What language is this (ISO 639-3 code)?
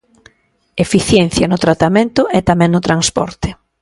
glg